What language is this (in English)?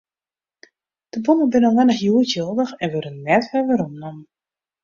Western Frisian